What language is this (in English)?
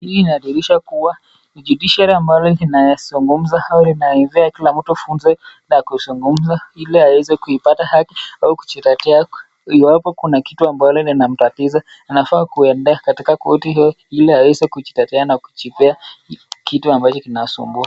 Swahili